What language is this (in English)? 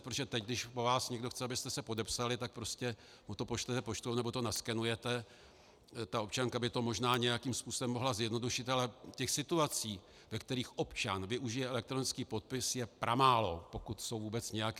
Czech